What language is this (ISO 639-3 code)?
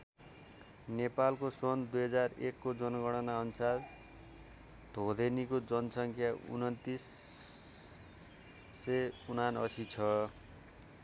nep